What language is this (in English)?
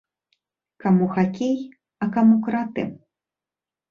Belarusian